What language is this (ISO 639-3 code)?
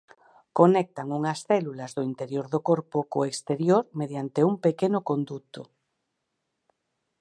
glg